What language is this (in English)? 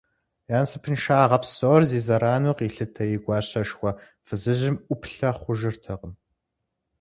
Kabardian